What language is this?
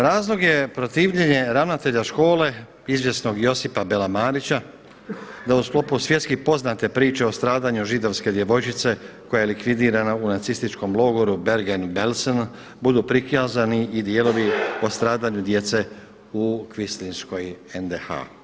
Croatian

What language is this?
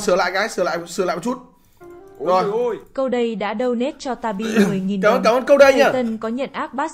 Vietnamese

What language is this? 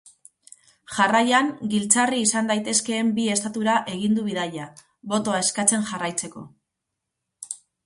Basque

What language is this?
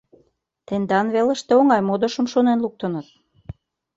Mari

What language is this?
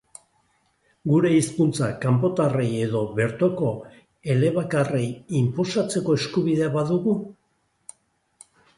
Basque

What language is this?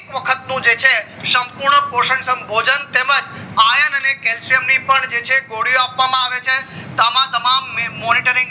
Gujarati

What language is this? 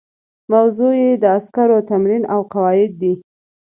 Pashto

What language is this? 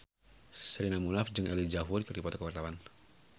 Sundanese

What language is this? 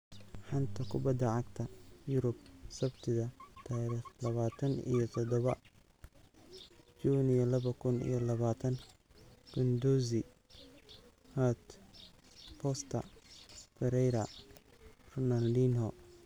Somali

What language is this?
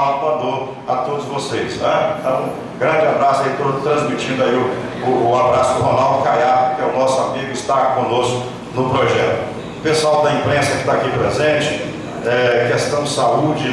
Portuguese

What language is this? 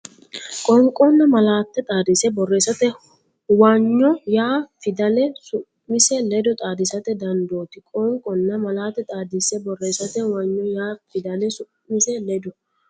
Sidamo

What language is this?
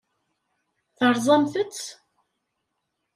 Kabyle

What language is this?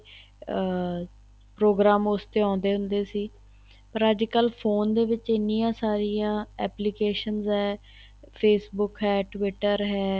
Punjabi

